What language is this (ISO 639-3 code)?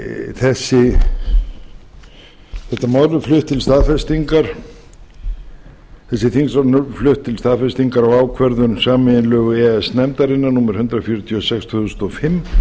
isl